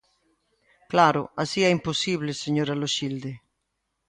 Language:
Galician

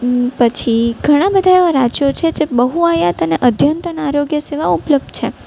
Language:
Gujarati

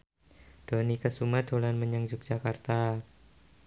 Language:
Javanese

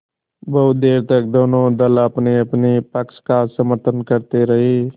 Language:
Hindi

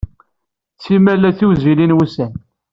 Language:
Kabyle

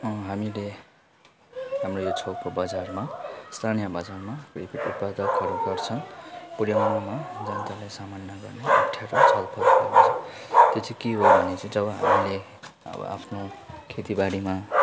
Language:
Nepali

